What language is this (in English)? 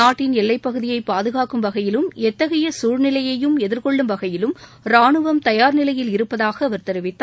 Tamil